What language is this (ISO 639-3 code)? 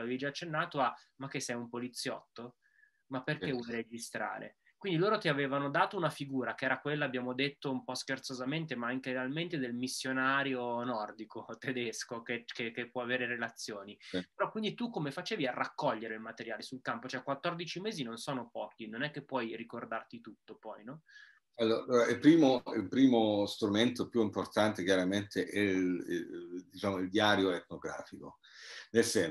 ita